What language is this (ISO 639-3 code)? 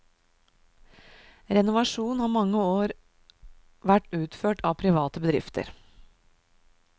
nor